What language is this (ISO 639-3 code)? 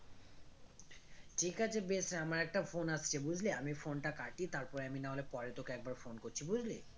ben